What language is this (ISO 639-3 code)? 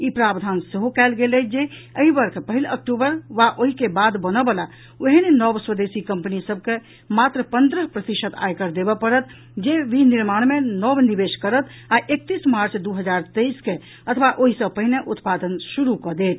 mai